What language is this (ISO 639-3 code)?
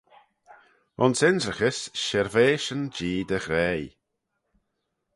glv